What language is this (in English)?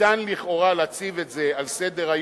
Hebrew